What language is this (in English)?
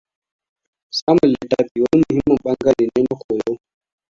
Hausa